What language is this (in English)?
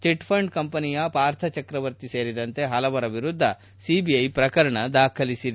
Kannada